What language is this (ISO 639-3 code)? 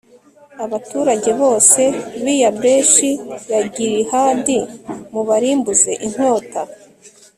kin